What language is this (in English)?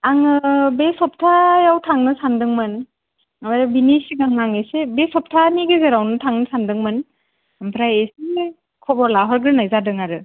Bodo